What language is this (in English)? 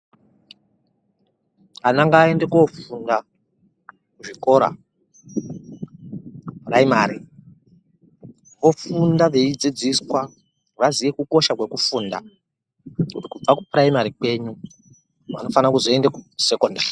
Ndau